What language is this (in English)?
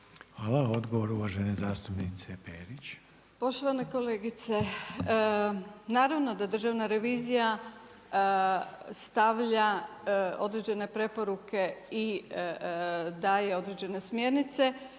Croatian